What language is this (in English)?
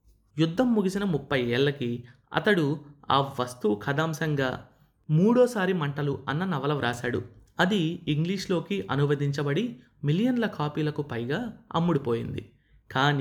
Telugu